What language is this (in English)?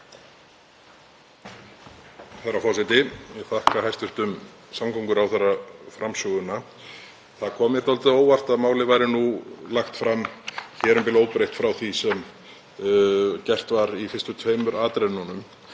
Icelandic